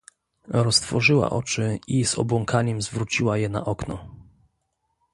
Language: Polish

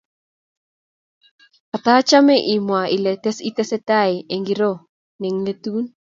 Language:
Kalenjin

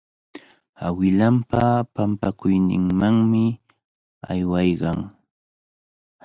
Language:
Cajatambo North Lima Quechua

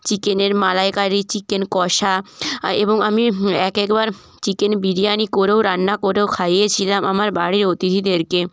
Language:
Bangla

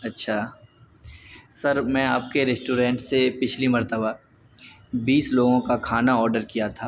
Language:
Urdu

